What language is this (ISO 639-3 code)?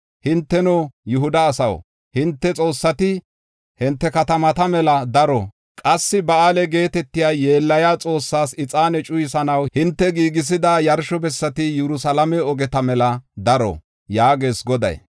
gof